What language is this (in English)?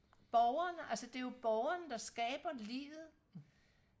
Danish